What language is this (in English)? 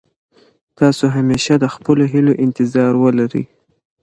Pashto